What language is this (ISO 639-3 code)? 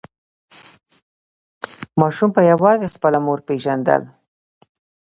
pus